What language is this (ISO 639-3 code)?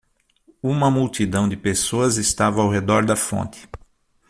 por